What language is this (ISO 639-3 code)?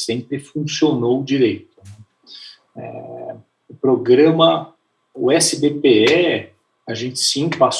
por